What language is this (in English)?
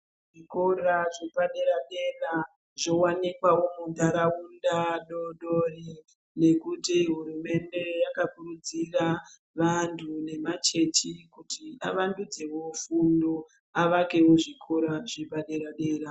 Ndau